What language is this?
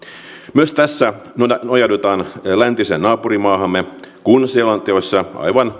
Finnish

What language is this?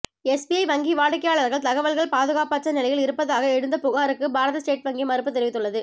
Tamil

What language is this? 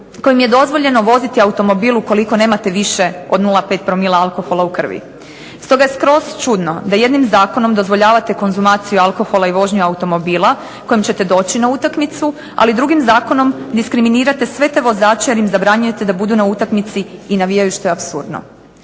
Croatian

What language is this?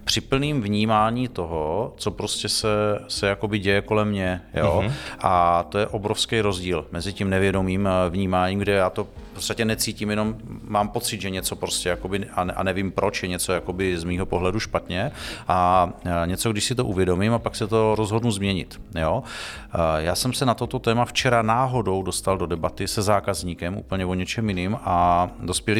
Czech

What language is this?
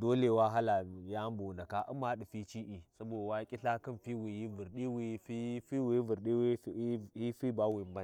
Warji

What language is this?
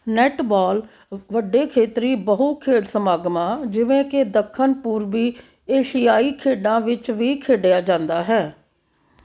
Punjabi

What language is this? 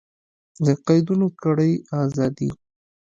Pashto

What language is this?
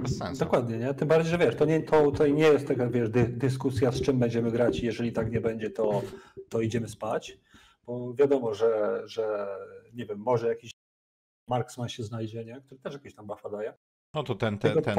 Polish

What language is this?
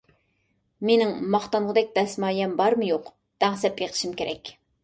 Uyghur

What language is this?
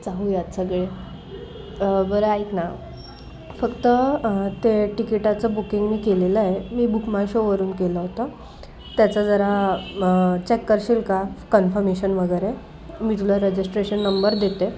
Marathi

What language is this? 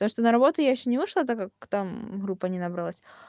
Russian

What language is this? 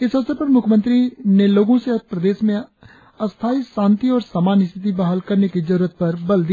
Hindi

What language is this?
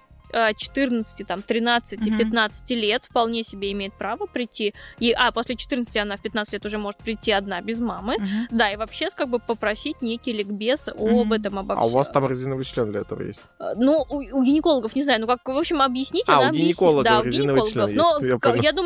Russian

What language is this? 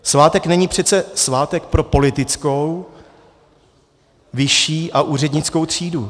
Czech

